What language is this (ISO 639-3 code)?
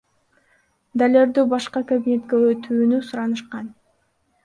kir